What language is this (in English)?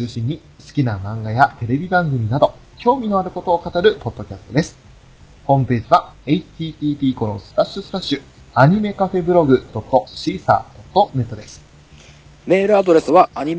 Japanese